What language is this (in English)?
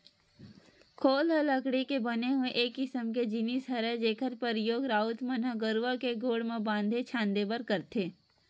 Chhattisgarhi